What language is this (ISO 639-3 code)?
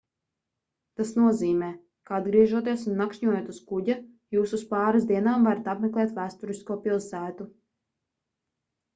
lav